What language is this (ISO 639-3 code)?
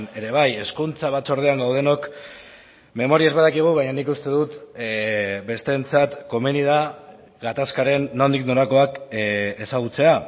eus